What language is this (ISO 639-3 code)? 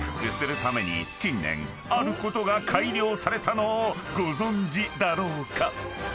jpn